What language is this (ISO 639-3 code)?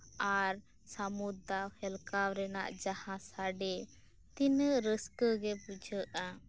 sat